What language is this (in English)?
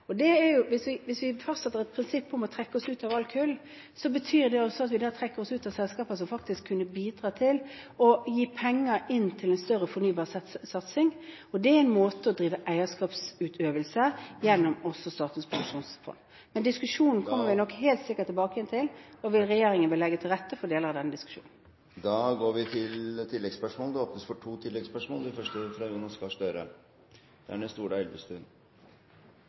Norwegian